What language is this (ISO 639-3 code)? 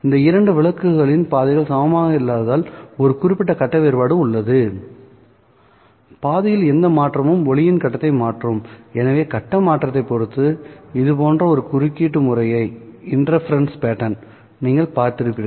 tam